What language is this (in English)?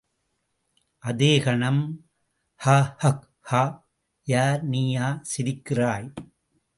Tamil